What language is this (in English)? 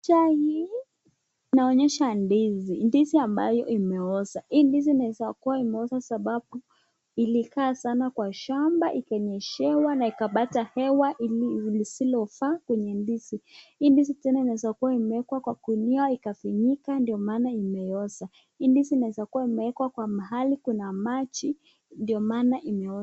Swahili